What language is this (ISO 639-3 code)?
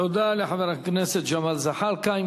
heb